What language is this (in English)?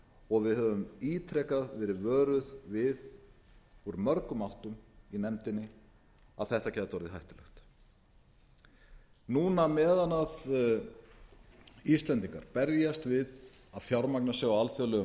Icelandic